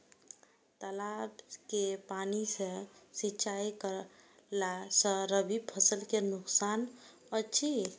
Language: Maithili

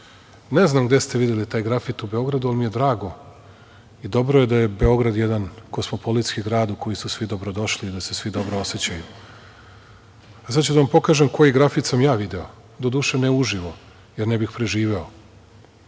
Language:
Serbian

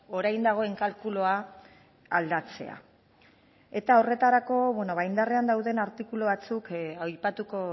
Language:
Basque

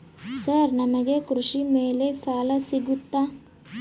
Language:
Kannada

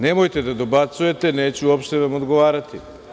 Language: Serbian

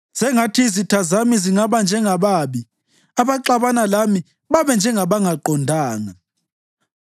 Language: North Ndebele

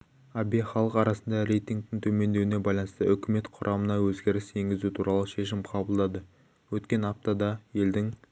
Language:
Kazakh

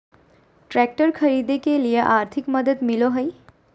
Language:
Magahi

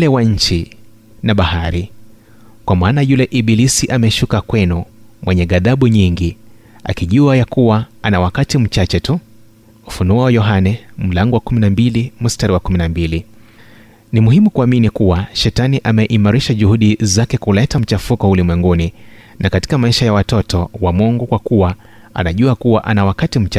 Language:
Swahili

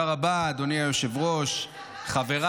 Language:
Hebrew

